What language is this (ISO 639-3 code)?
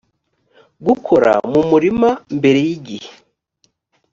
kin